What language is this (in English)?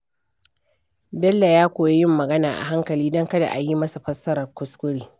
Hausa